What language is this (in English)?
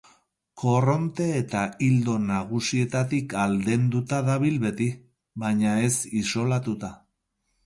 Basque